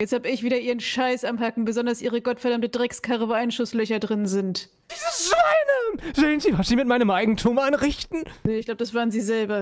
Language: German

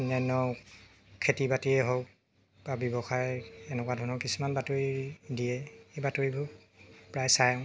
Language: Assamese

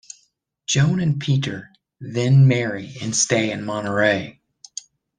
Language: English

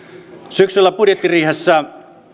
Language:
Finnish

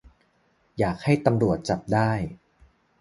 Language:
Thai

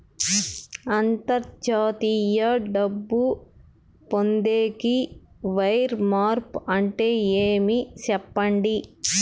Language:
Telugu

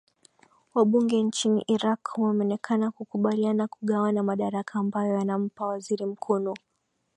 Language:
Swahili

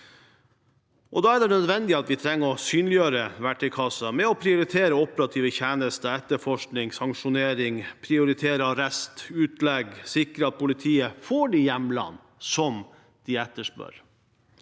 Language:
Norwegian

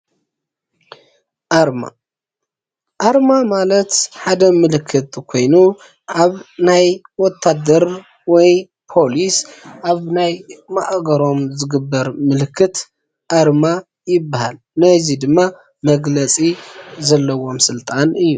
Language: Tigrinya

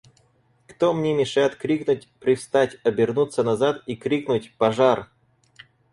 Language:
Russian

